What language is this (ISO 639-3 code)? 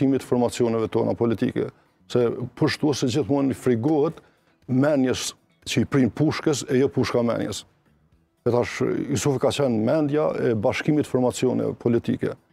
ron